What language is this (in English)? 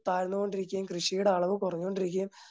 Malayalam